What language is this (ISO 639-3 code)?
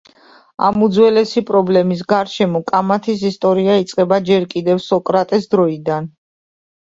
kat